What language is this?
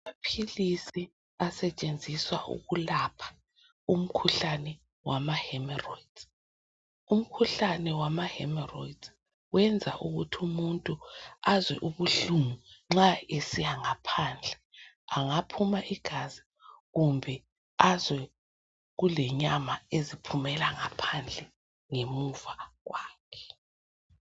North Ndebele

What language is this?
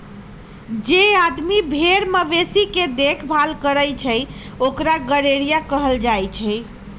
Magahi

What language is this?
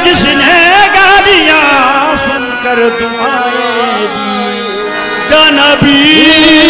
Dutch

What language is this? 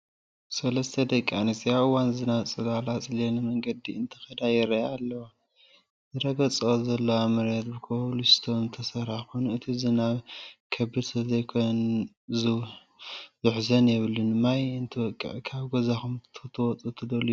Tigrinya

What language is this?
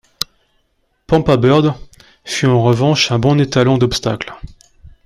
French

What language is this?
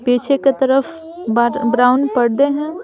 Hindi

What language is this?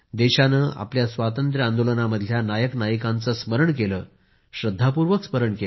Marathi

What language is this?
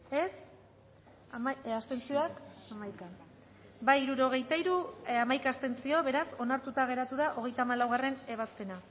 Basque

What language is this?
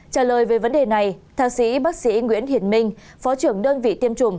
Vietnamese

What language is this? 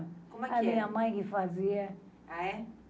Portuguese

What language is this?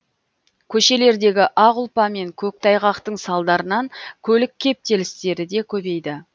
Kazakh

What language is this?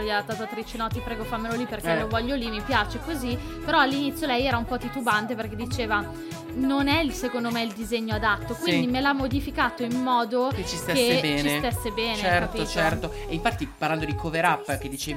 Italian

